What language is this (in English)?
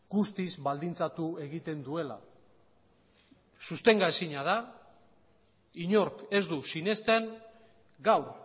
Basque